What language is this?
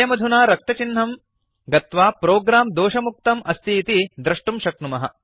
Sanskrit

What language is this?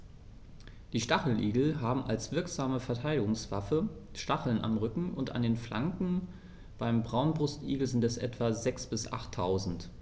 German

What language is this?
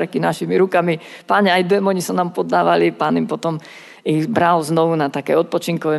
Slovak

